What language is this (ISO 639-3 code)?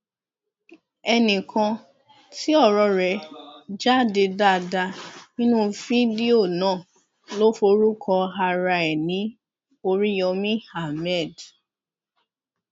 yor